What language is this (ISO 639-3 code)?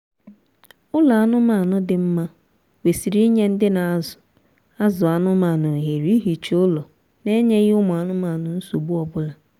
ibo